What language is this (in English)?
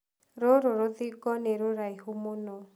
Kikuyu